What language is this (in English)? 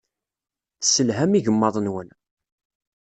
Kabyle